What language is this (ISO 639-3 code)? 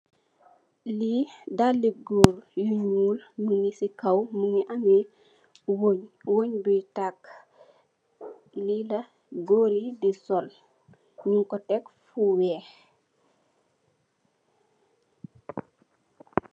wol